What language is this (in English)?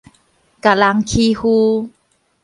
Min Nan Chinese